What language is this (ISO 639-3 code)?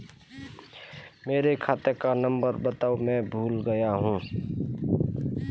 hin